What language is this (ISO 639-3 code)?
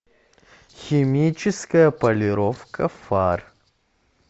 rus